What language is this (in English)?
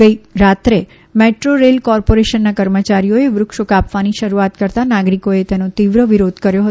Gujarati